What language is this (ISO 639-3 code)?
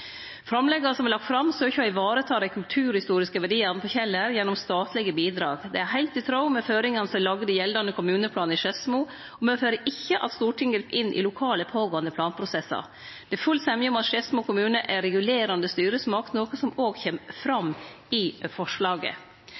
nno